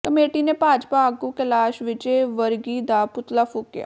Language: Punjabi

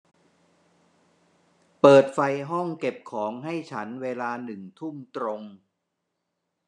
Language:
Thai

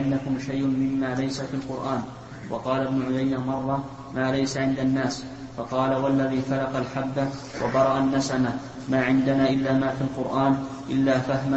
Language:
Arabic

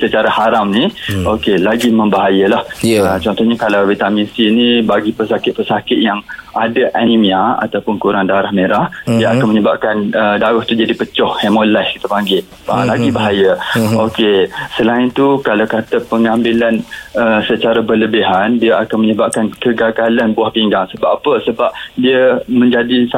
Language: Malay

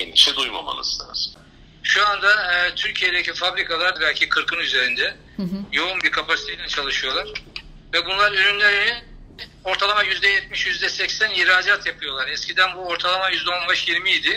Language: Turkish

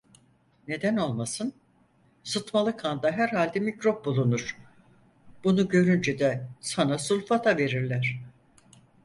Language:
Turkish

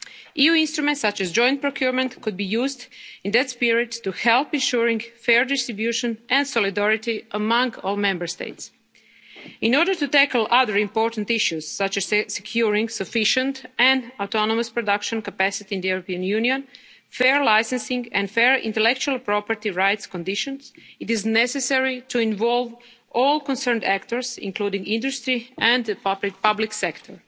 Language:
English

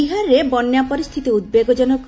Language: Odia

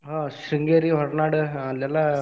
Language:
Kannada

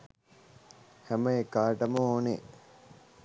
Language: Sinhala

